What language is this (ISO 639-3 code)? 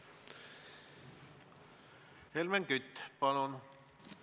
est